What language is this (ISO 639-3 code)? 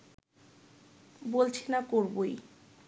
ben